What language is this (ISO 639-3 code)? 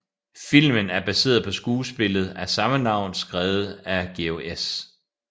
dan